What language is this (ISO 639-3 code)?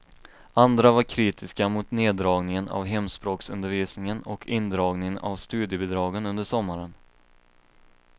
swe